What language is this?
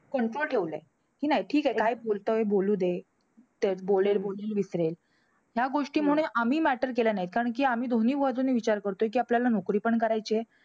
Marathi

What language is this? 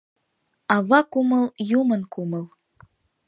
Mari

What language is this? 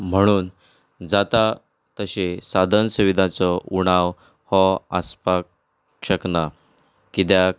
Konkani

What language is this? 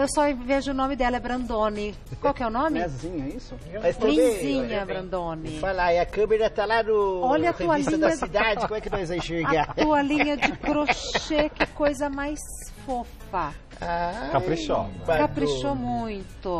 Portuguese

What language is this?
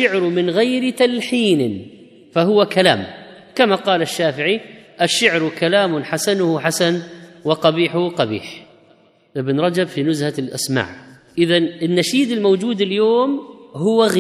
Arabic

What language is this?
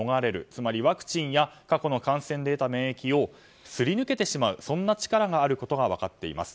Japanese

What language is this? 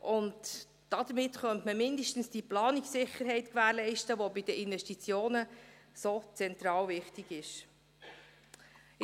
Swiss German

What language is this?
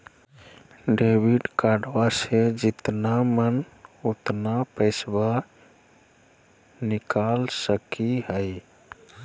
Magahi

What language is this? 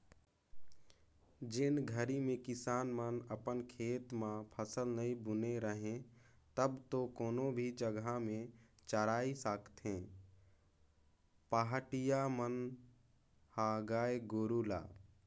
Chhattisgarhi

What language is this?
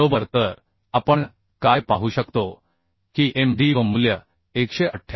Marathi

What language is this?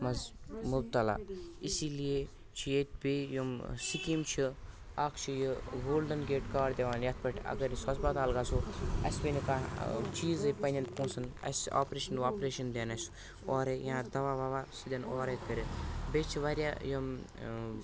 Kashmiri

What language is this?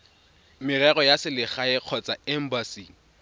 Tswana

